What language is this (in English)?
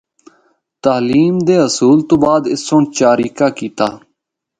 Northern Hindko